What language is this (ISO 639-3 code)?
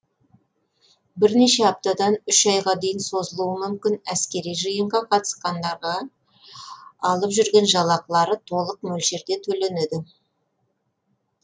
kaz